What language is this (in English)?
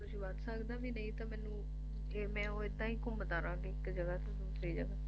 Punjabi